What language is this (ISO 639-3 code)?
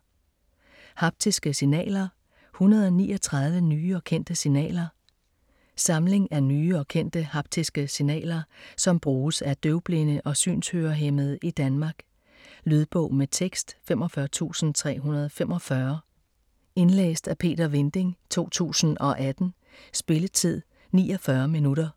dan